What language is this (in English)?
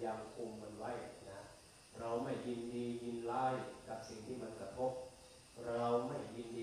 Thai